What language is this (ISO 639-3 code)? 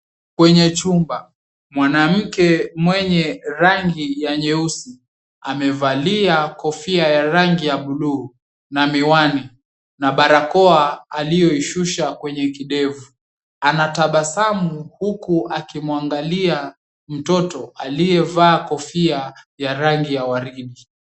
swa